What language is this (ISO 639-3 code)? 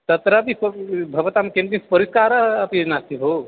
san